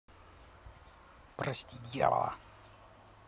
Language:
Russian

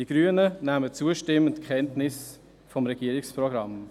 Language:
Swiss German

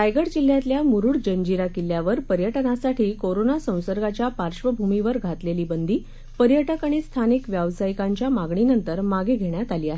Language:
Marathi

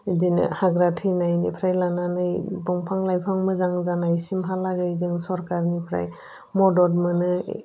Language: Bodo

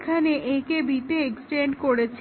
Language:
Bangla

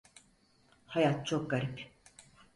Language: Turkish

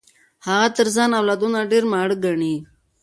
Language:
Pashto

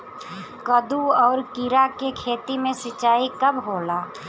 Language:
Bhojpuri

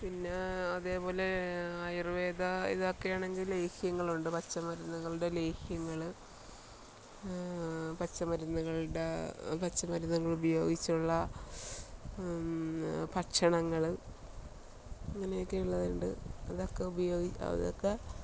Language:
Malayalam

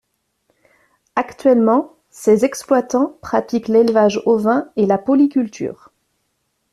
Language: French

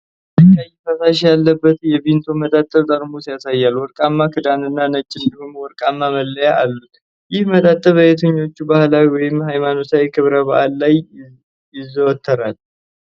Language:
Amharic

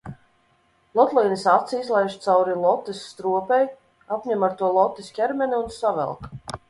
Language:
Latvian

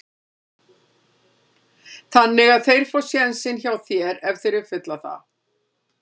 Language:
Icelandic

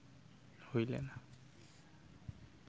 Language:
Santali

